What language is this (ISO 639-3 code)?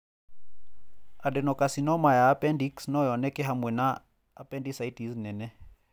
kik